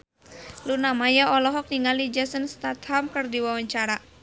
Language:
Sundanese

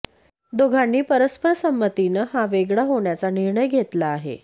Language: Marathi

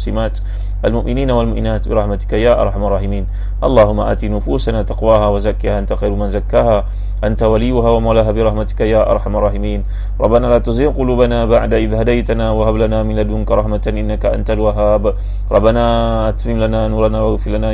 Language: Malay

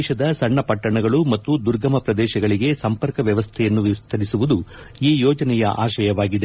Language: Kannada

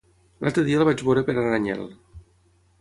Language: Catalan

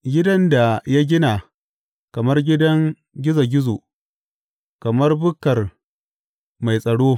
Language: Hausa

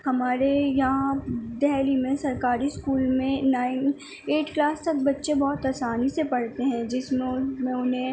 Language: Urdu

